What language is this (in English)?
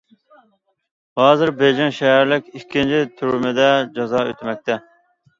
Uyghur